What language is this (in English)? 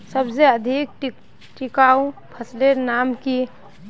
Magahi